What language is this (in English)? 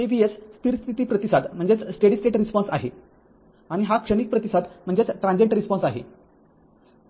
Marathi